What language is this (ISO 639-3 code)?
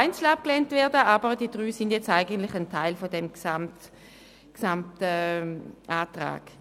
gsw